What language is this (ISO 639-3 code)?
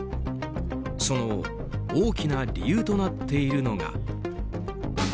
jpn